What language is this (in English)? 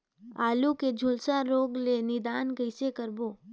Chhattisgarhi